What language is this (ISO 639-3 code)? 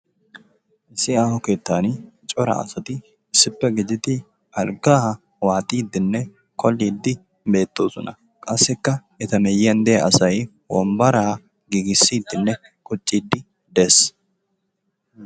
wal